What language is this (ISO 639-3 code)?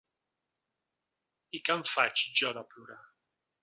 cat